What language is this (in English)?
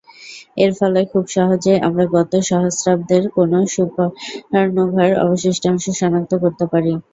Bangla